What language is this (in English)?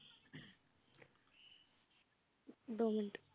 Punjabi